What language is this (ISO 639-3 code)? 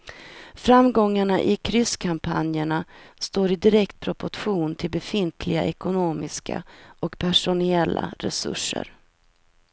swe